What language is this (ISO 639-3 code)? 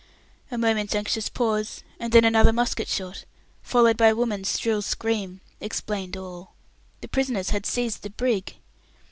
eng